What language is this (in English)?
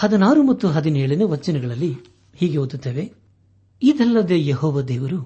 Kannada